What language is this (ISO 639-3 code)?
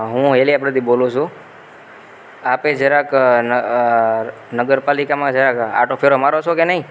guj